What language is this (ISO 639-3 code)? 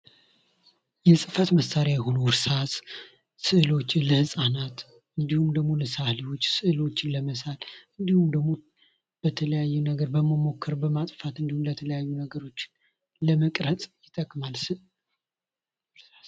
amh